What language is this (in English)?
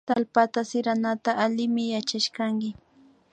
Imbabura Highland Quichua